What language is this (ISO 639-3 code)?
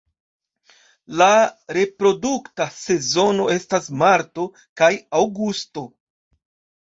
epo